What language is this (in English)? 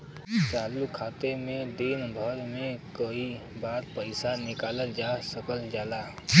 Bhojpuri